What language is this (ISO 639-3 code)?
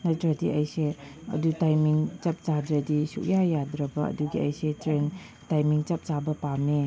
mni